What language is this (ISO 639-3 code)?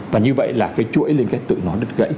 vie